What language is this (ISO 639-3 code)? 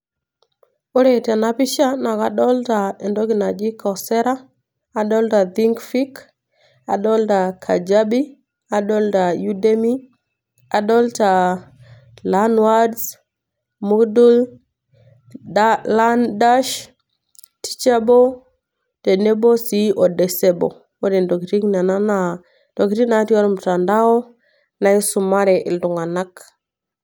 mas